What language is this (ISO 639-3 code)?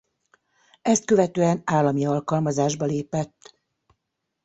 hun